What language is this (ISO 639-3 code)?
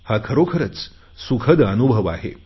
mar